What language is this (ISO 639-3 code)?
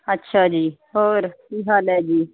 pan